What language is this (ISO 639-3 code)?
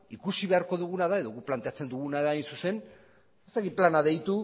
eus